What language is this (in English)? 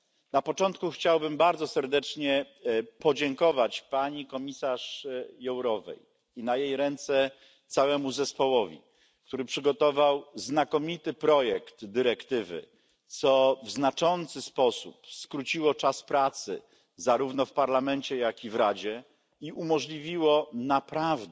Polish